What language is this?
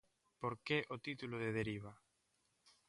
Galician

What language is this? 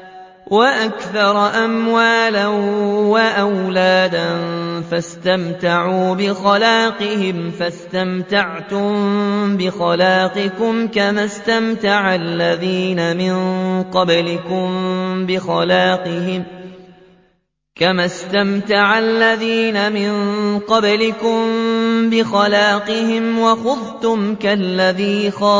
Arabic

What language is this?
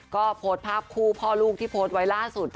Thai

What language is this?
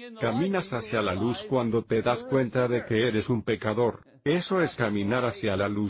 Spanish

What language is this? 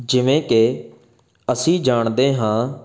Punjabi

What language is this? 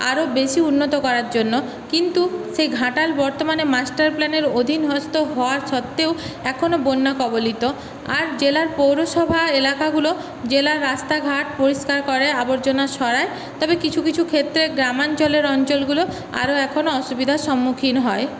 Bangla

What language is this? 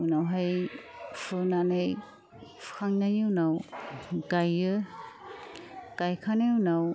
Bodo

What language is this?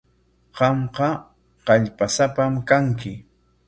Corongo Ancash Quechua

